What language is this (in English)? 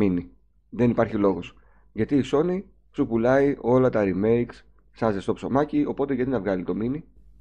Greek